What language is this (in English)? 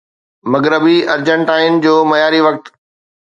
Sindhi